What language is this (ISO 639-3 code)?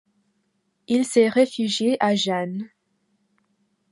fra